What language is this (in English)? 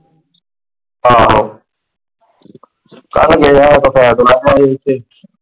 Punjabi